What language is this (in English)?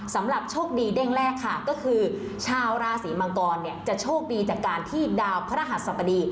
Thai